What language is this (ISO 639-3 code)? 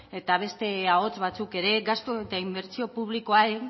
eus